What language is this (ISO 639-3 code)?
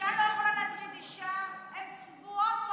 heb